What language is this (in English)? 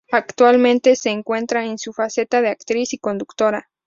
Spanish